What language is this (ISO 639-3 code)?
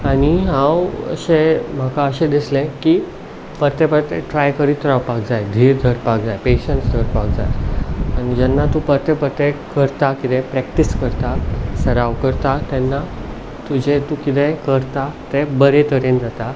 kok